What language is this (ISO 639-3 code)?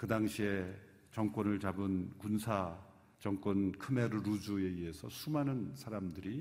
kor